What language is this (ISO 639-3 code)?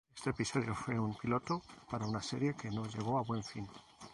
spa